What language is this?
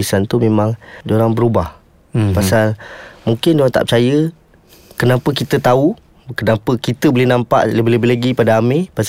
Malay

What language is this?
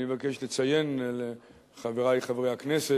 Hebrew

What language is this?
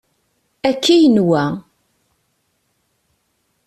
Kabyle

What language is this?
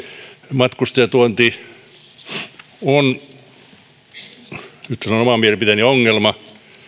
Finnish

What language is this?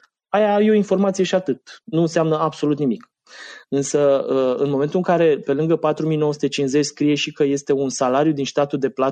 Romanian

